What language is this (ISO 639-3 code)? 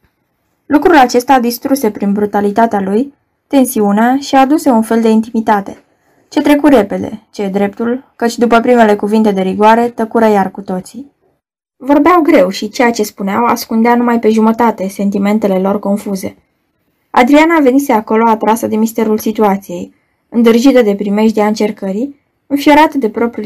ron